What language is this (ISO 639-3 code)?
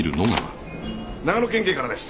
jpn